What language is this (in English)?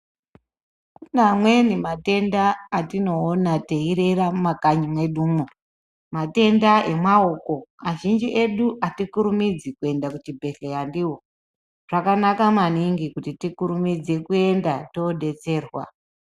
Ndau